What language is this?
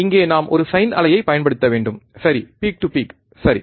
Tamil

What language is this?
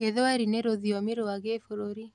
Kikuyu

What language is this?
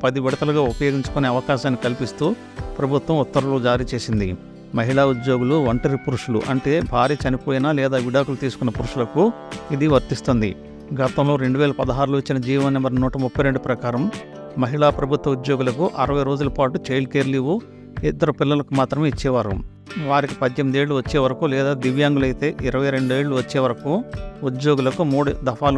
Telugu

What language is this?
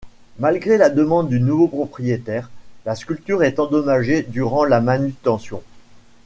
French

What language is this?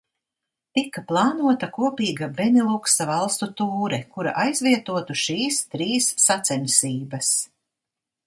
Latvian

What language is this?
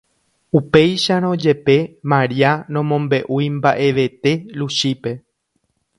Guarani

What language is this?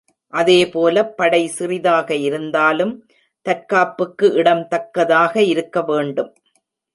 Tamil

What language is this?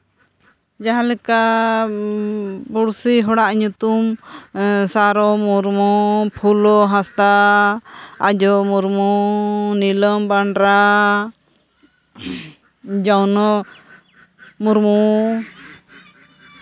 Santali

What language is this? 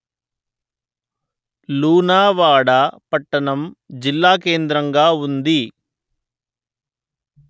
Telugu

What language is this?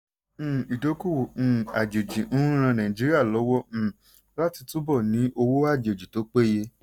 Yoruba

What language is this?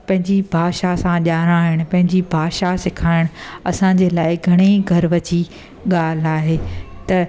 Sindhi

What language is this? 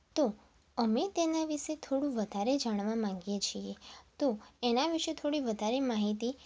Gujarati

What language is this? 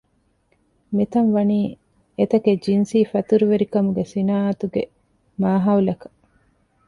Divehi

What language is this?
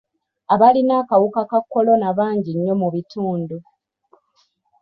Ganda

